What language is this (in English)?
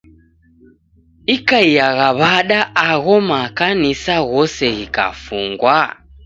Taita